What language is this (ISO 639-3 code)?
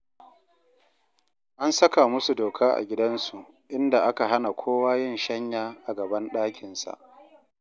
hau